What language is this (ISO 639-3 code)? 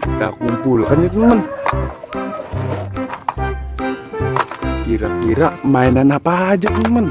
ind